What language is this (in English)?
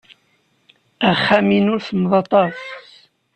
Kabyle